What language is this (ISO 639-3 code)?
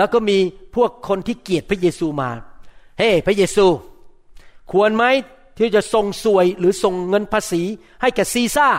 tha